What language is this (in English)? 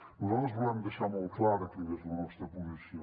Catalan